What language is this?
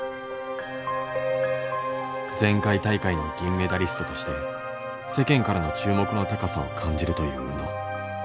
Japanese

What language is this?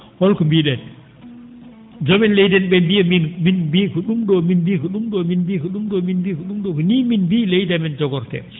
Fula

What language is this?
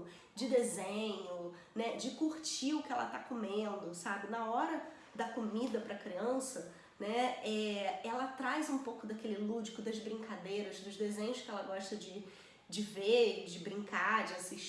Portuguese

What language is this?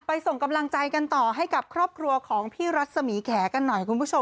Thai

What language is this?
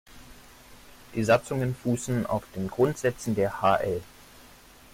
German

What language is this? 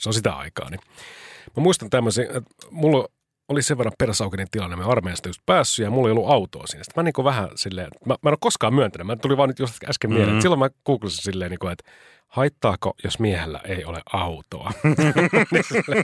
Finnish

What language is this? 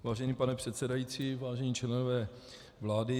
Czech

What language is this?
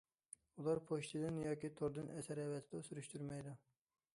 Uyghur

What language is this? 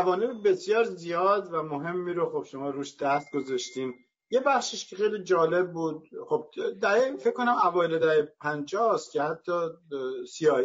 Persian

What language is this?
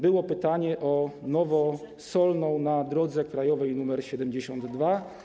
Polish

